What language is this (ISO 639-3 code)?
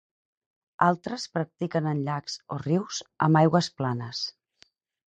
cat